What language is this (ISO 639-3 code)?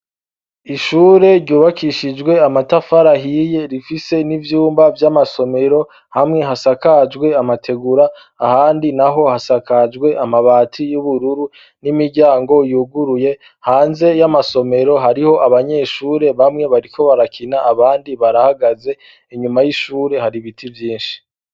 run